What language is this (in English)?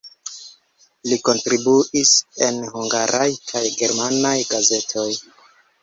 Esperanto